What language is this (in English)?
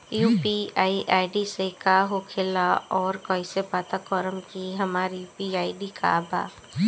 Bhojpuri